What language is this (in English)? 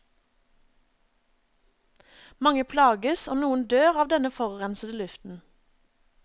Norwegian